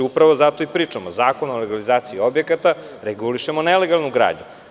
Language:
Serbian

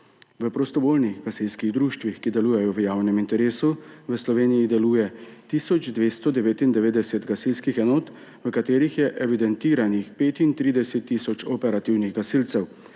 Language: Slovenian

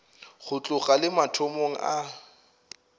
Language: Northern Sotho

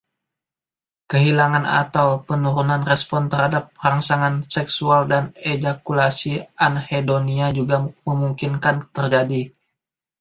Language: Indonesian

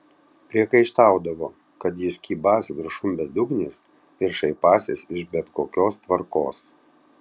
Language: Lithuanian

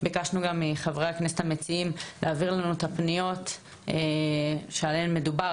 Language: Hebrew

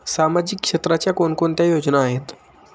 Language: Marathi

